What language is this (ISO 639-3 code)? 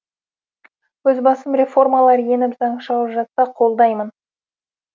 kaz